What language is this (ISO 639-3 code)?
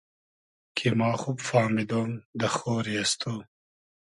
haz